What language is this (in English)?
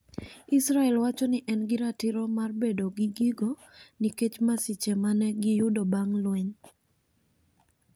Luo (Kenya and Tanzania)